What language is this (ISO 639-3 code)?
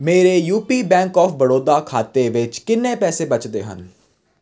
pan